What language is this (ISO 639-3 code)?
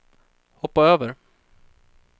swe